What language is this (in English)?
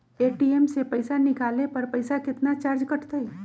Magahi